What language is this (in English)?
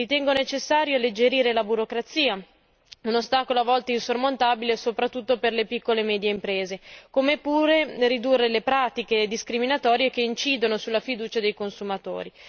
Italian